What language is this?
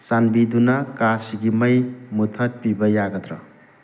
Manipuri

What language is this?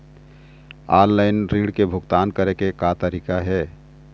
Chhattisgarhi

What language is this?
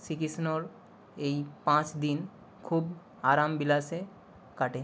Bangla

